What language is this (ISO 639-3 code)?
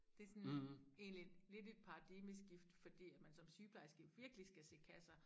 dan